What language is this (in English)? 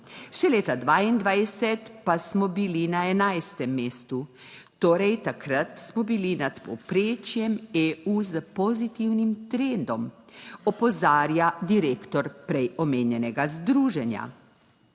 Slovenian